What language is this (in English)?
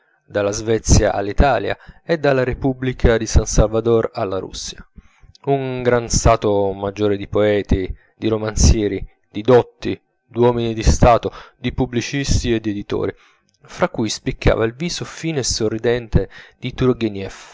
Italian